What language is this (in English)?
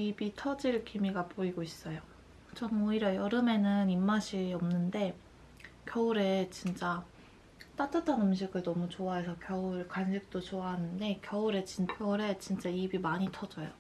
Korean